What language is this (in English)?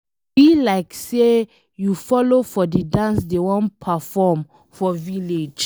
Nigerian Pidgin